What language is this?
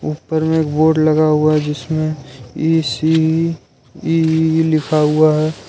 Hindi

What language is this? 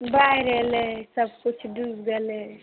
Maithili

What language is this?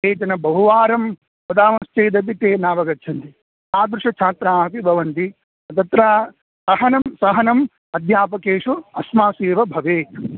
Sanskrit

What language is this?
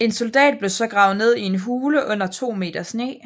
Danish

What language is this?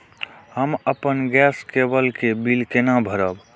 Maithili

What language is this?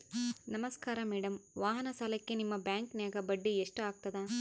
Kannada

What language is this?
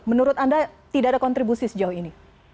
Indonesian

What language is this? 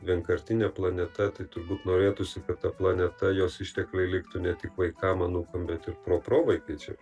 Lithuanian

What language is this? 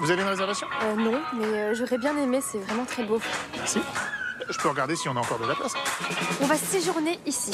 French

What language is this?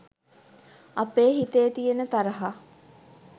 Sinhala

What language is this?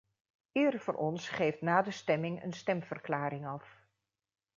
Dutch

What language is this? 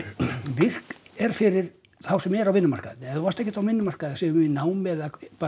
Icelandic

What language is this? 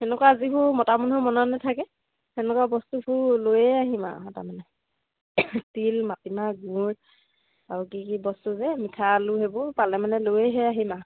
Assamese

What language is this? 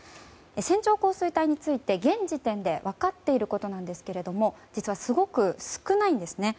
Japanese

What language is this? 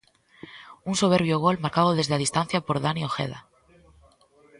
Galician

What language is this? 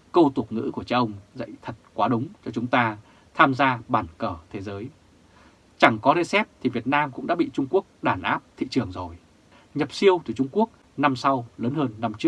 Vietnamese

